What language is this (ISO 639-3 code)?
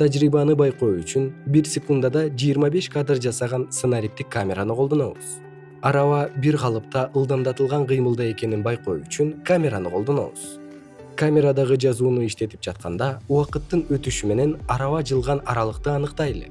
kir